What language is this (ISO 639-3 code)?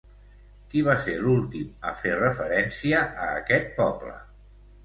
cat